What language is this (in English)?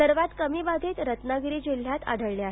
Marathi